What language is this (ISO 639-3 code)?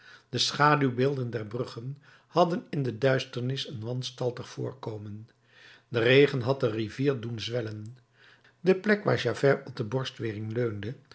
nld